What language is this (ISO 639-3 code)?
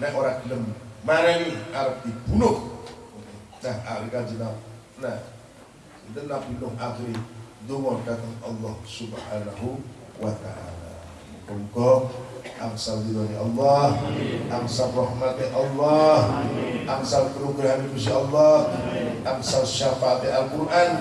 ind